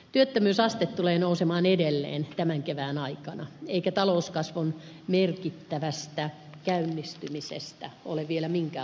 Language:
Finnish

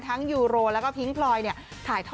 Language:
Thai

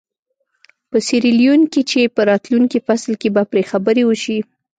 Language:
Pashto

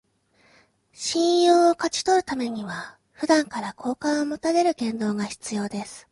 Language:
Japanese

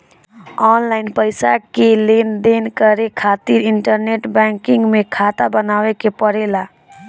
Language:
Bhojpuri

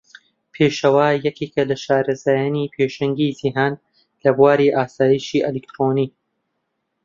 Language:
Central Kurdish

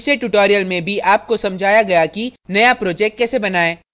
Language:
Hindi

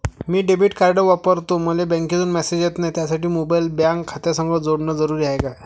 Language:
Marathi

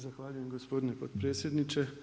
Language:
Croatian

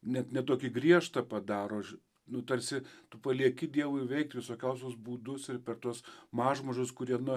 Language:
Lithuanian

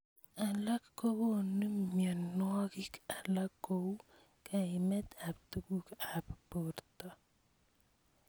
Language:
Kalenjin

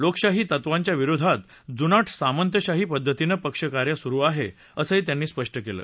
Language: Marathi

